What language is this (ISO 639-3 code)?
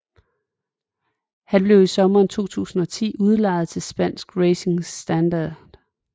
dan